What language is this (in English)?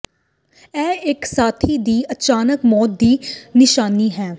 Punjabi